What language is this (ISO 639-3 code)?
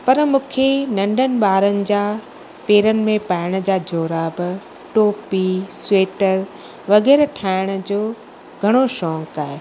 snd